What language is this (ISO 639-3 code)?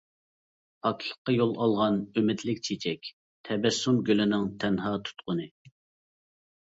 uig